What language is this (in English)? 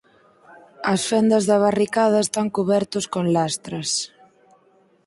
Galician